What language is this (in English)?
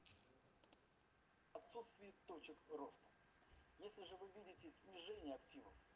Russian